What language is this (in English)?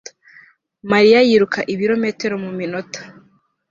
Kinyarwanda